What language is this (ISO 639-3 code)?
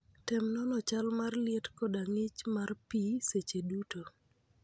luo